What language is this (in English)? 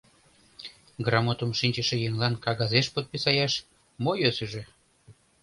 Mari